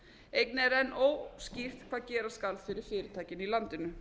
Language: Icelandic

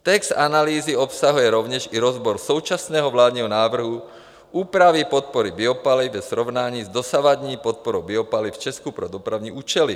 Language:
Czech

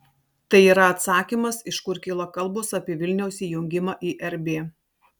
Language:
Lithuanian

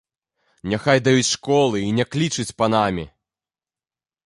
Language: Belarusian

